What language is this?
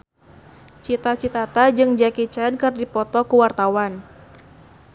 Sundanese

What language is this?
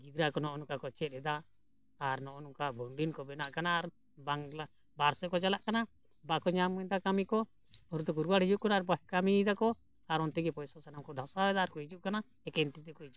Santali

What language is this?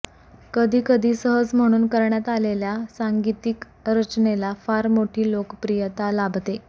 Marathi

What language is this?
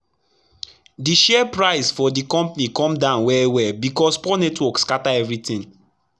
Nigerian Pidgin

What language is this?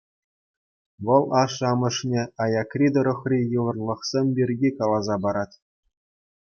Chuvash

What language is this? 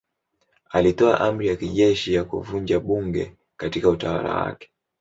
Swahili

